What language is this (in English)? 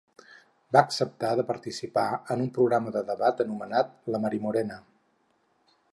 Catalan